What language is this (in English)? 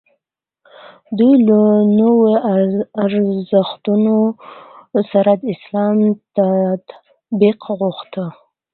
Pashto